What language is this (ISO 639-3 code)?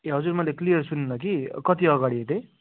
nep